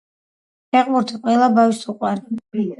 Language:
Georgian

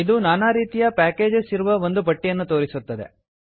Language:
Kannada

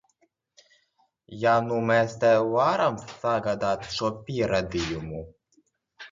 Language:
Latvian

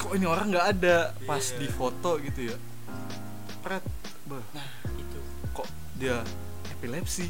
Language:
Indonesian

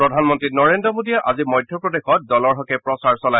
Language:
Assamese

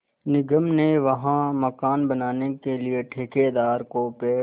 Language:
Hindi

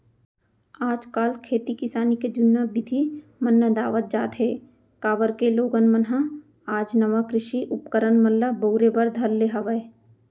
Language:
Chhattisgarhi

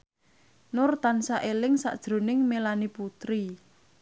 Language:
Javanese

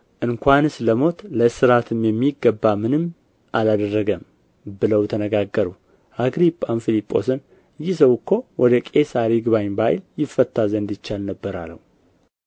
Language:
Amharic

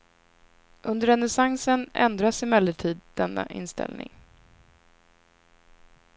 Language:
Swedish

